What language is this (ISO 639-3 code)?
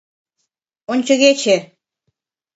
chm